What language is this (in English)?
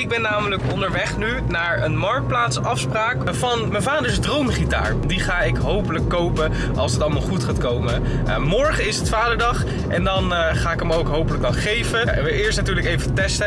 Dutch